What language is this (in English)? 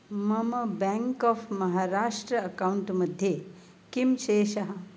Sanskrit